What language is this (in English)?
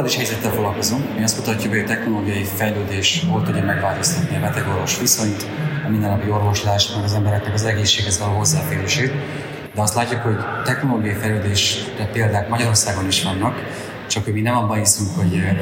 Hungarian